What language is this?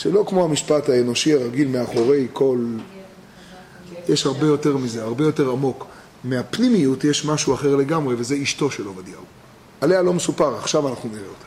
Hebrew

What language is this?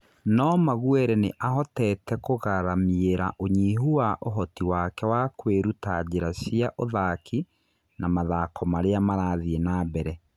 Kikuyu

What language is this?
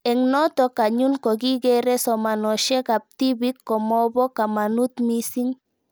Kalenjin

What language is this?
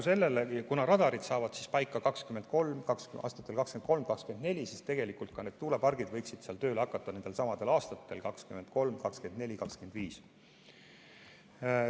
Estonian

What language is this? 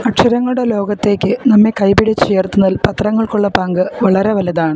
Malayalam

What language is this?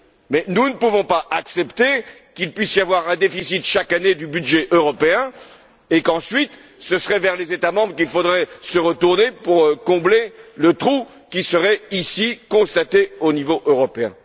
French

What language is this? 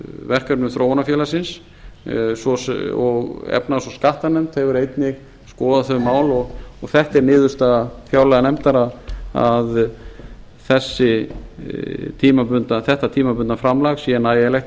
Icelandic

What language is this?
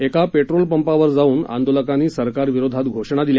Marathi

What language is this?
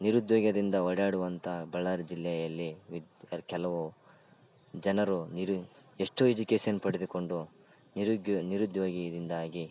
Kannada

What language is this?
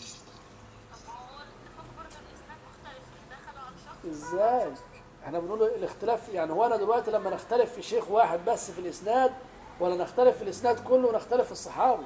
Arabic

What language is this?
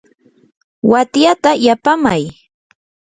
Yanahuanca Pasco Quechua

